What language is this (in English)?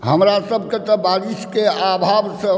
Maithili